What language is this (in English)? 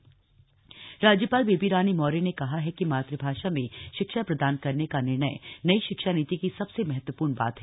Hindi